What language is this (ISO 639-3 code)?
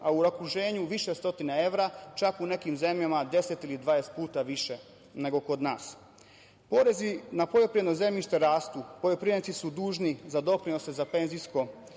srp